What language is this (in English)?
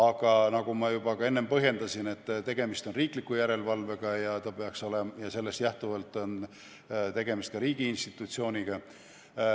Estonian